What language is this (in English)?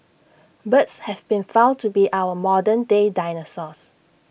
English